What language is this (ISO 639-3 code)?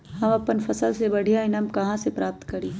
mag